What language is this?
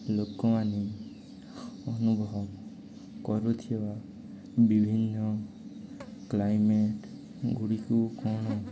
Odia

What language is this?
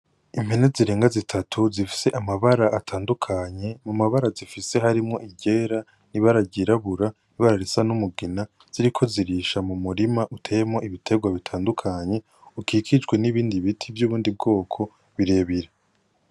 Rundi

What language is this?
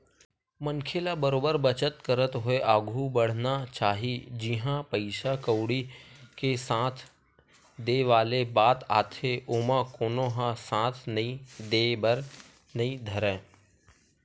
Chhattisgarhi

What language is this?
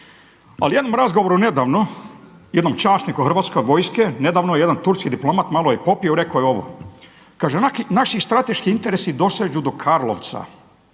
Croatian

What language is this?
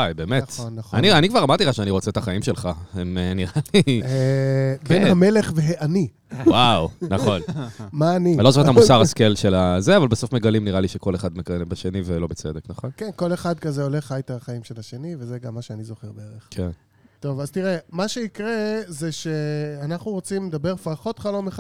Hebrew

